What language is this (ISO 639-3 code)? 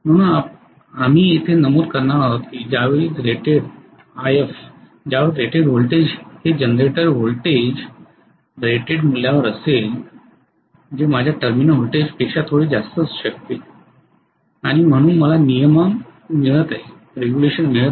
mar